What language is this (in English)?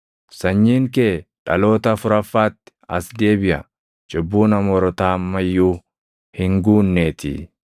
Oromo